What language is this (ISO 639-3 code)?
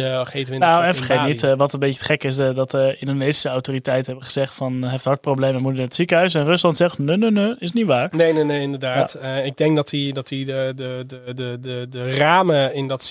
nld